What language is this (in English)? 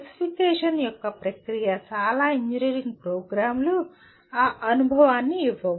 Telugu